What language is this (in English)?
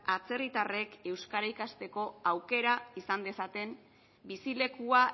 Basque